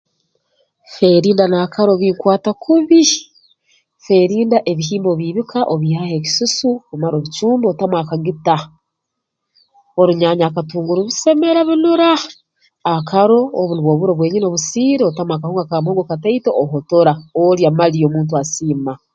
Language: Tooro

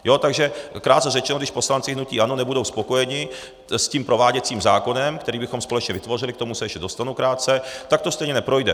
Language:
Czech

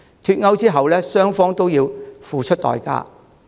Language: Cantonese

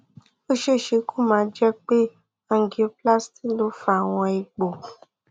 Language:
Yoruba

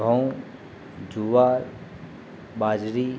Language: Gujarati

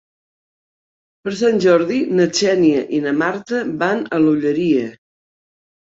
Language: Catalan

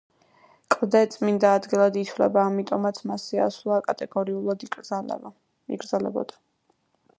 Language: Georgian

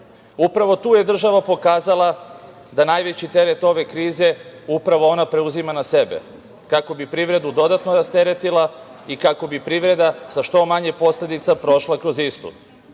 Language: Serbian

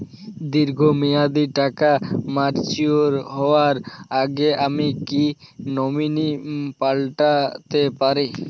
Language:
Bangla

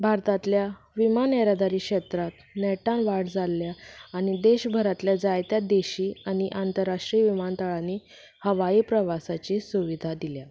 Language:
Konkani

